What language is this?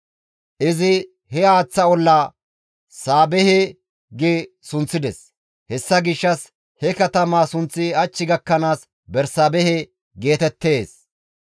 Gamo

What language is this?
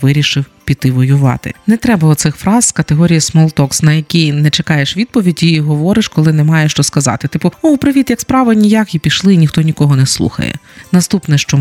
Ukrainian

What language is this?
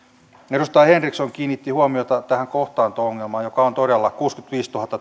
Finnish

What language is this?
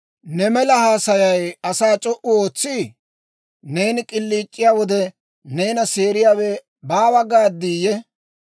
Dawro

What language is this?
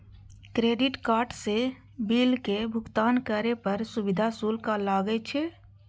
Maithili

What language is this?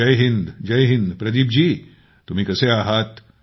Marathi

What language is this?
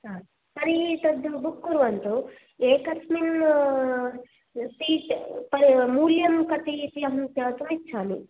Sanskrit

